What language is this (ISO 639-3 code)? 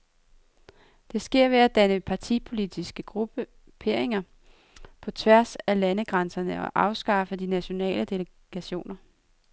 dan